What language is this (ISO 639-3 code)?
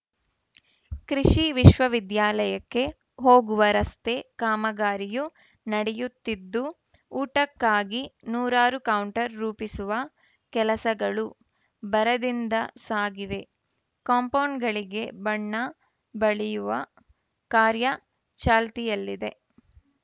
kan